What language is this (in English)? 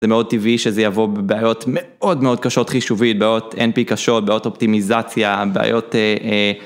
Hebrew